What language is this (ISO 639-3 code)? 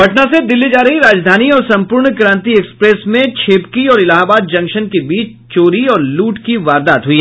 hin